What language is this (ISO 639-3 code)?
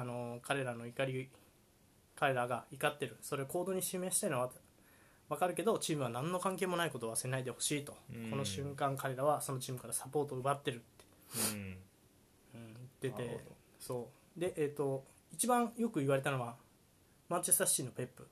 jpn